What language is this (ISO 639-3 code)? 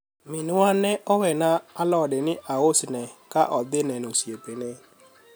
luo